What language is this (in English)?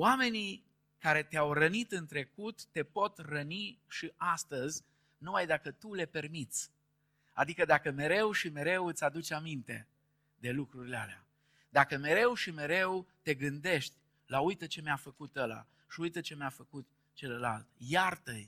Romanian